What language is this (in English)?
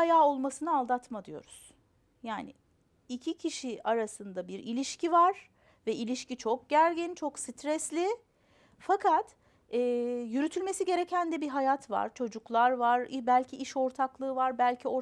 Turkish